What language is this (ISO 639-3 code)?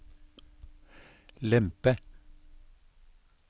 nor